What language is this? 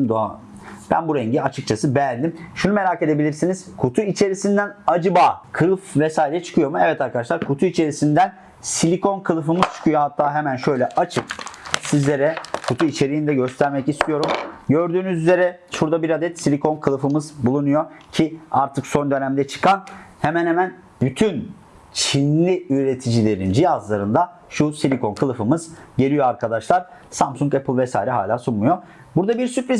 Turkish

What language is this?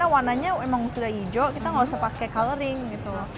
Indonesian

